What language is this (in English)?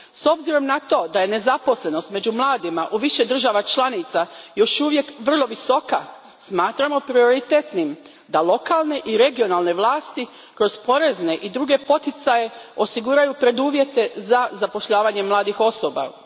Croatian